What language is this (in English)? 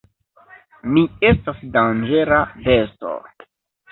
Esperanto